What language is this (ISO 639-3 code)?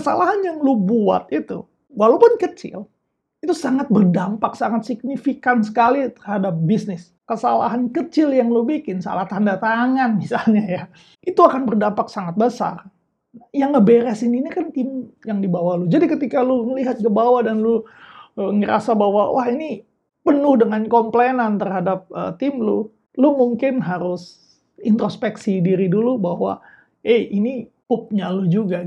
ind